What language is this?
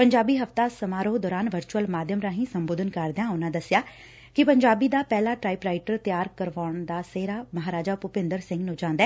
Punjabi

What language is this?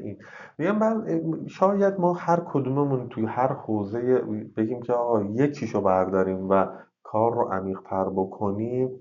Persian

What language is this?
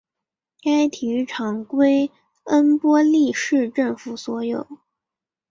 Chinese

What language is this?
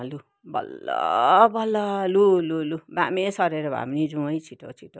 Nepali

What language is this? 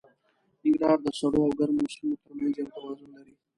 Pashto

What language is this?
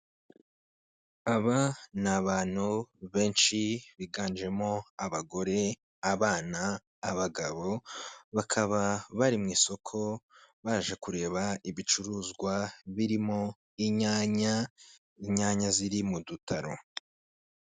Kinyarwanda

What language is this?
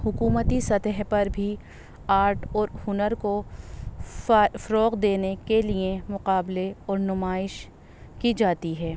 Urdu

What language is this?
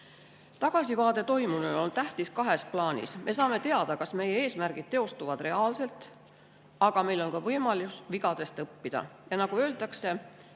Estonian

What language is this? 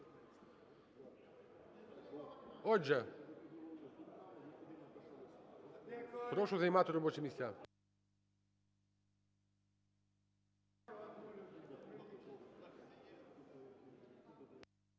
Ukrainian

